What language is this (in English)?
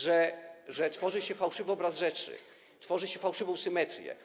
Polish